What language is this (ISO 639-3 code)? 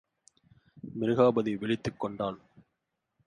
tam